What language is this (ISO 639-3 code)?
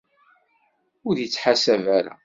kab